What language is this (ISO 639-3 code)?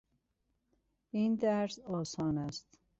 fas